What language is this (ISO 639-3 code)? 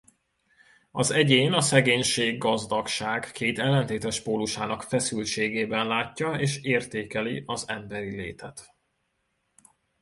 hun